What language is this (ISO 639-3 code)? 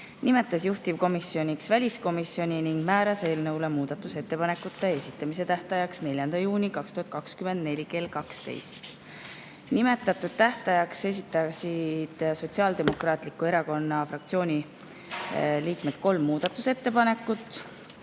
est